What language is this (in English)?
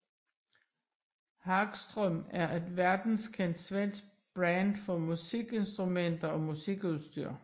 Danish